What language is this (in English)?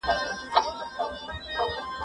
Pashto